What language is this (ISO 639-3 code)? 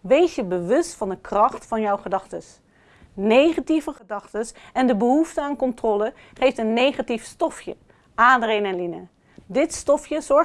nld